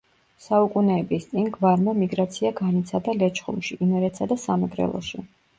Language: Georgian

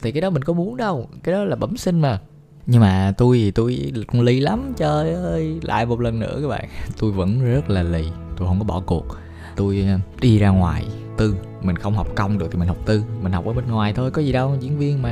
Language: Vietnamese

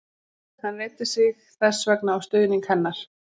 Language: Icelandic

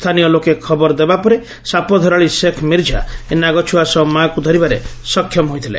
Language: Odia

